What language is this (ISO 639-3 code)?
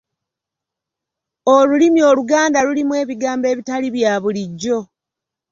lug